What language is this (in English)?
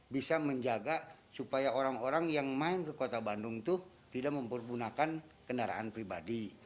Indonesian